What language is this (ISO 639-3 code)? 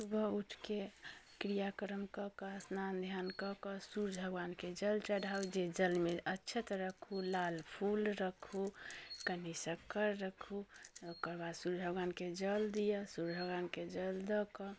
mai